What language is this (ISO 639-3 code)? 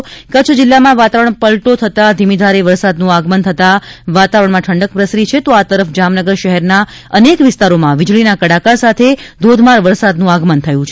guj